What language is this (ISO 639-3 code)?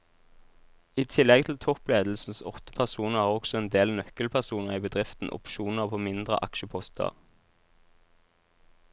nor